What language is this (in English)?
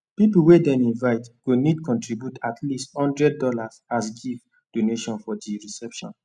Nigerian Pidgin